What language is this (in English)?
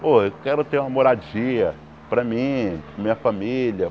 Portuguese